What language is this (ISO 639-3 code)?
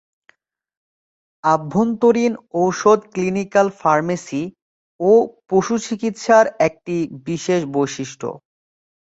ben